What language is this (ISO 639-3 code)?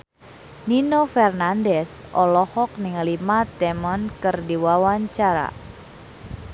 sun